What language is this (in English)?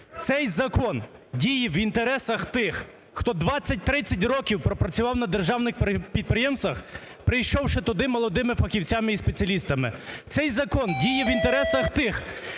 Ukrainian